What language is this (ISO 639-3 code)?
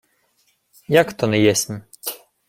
ukr